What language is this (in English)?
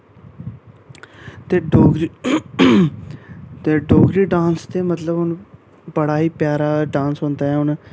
Dogri